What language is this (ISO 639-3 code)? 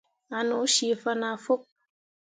mua